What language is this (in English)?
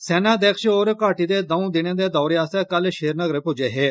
Dogri